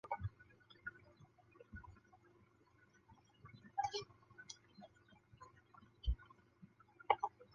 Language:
Chinese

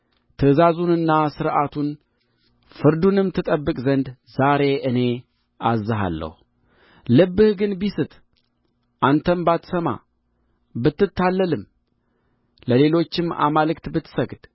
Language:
Amharic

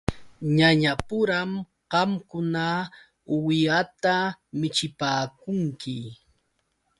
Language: Yauyos Quechua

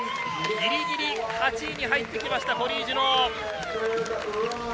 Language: Japanese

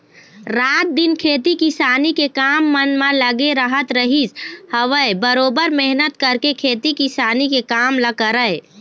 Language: Chhattisgarhi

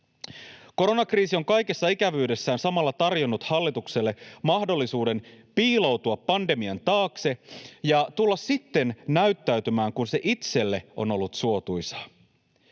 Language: Finnish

